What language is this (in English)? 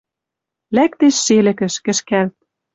Western Mari